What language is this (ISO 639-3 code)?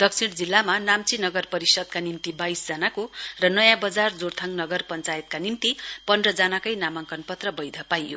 nep